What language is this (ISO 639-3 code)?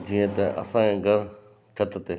snd